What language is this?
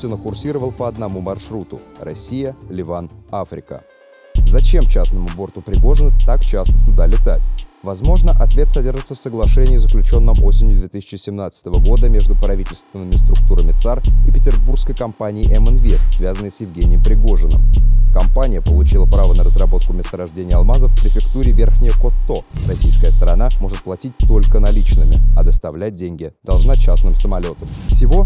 Russian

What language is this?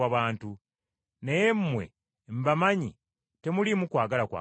Ganda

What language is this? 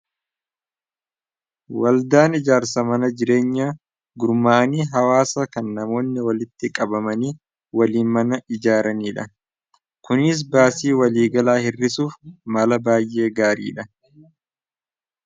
Oromo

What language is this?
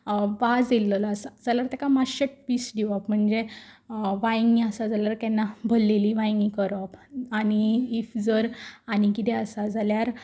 Konkani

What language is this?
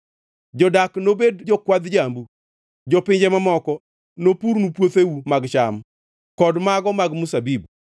Luo (Kenya and Tanzania)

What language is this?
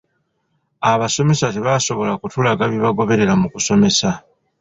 Ganda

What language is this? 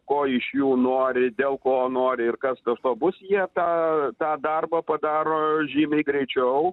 Lithuanian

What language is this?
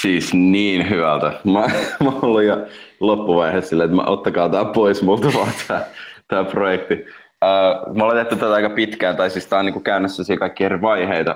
Finnish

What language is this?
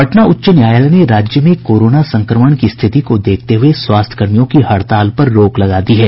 Hindi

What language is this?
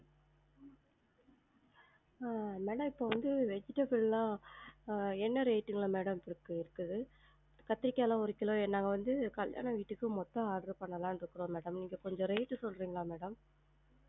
Tamil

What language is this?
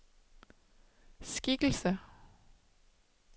Danish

